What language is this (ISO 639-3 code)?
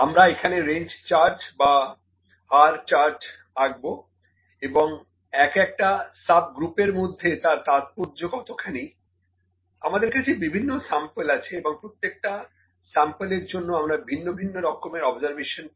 ben